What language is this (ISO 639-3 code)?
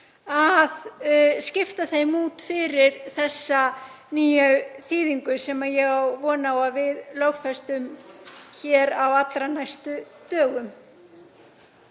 isl